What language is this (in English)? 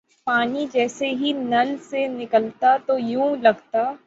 Urdu